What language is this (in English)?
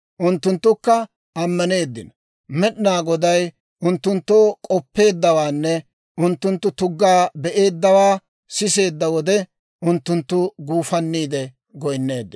Dawro